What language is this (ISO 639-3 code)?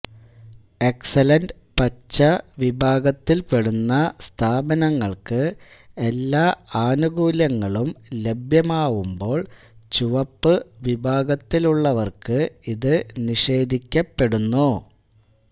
mal